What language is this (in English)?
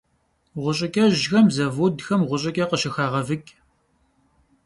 Kabardian